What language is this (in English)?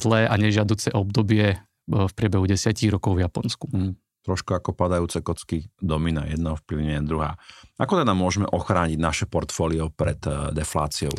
Slovak